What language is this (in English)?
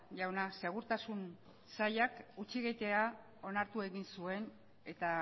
Basque